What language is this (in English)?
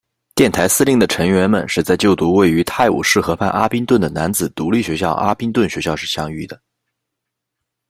Chinese